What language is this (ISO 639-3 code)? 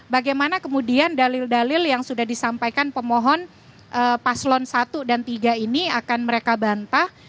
ind